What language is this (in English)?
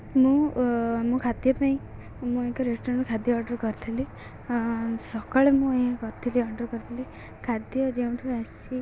Odia